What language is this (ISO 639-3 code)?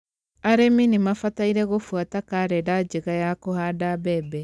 kik